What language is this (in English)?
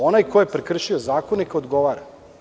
Serbian